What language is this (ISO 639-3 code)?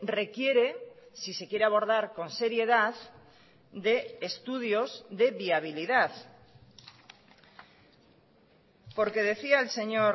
spa